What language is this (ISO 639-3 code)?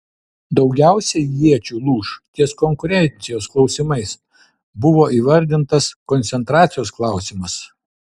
lit